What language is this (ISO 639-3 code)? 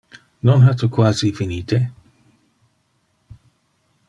ina